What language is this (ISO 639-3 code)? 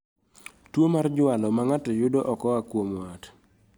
luo